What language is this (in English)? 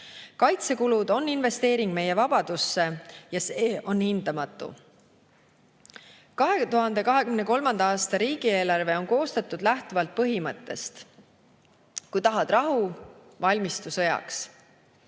Estonian